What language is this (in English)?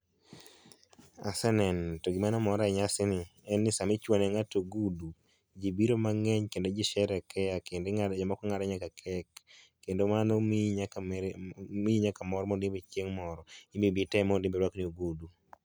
Luo (Kenya and Tanzania)